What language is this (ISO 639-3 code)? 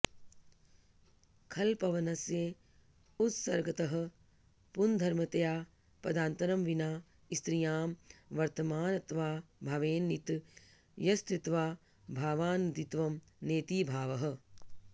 san